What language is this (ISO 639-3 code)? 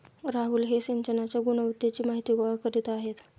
mar